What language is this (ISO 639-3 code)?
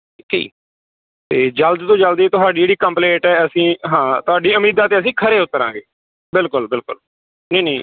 pan